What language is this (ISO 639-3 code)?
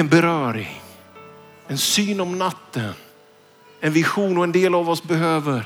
swe